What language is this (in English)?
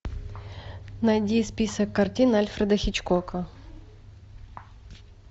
Russian